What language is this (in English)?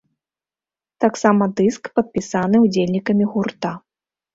Belarusian